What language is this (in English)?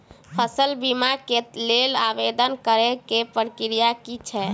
Maithili